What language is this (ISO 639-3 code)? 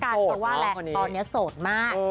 tha